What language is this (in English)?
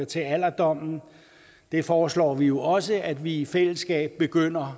Danish